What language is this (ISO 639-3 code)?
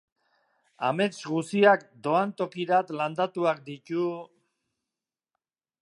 eus